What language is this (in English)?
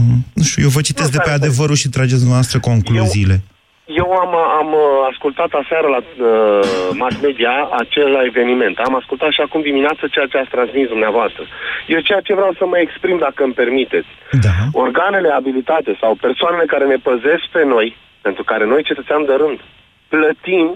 Romanian